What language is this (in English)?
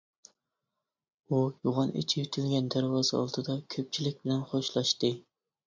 Uyghur